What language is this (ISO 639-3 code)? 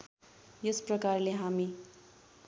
nep